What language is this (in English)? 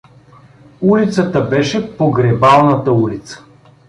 Bulgarian